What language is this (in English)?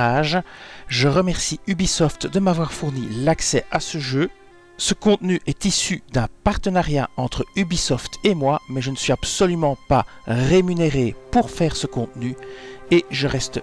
French